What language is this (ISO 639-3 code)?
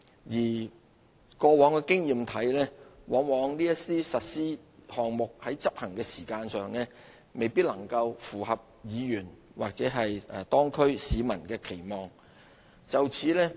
yue